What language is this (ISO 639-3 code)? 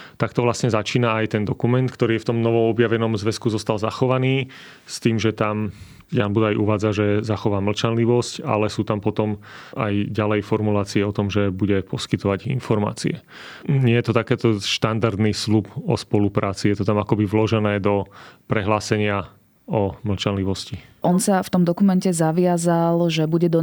slk